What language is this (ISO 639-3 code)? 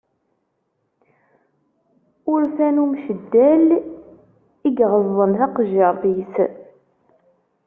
kab